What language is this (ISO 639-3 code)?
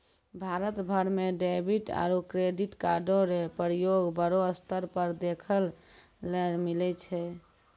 mai